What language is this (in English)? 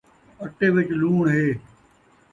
Saraiki